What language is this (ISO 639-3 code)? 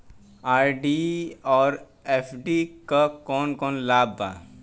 bho